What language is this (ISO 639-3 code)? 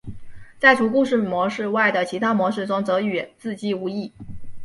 zho